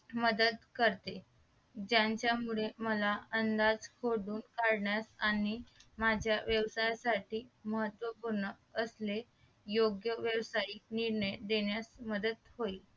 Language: Marathi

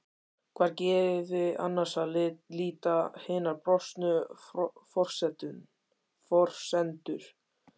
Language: Icelandic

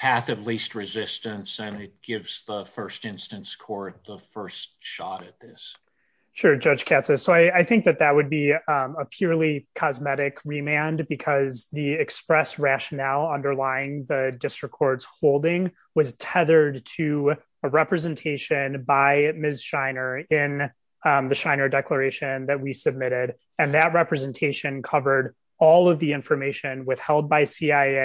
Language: English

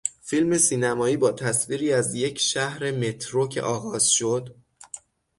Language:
Persian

